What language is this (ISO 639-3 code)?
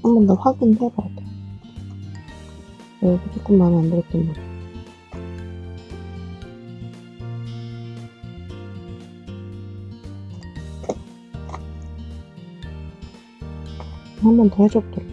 kor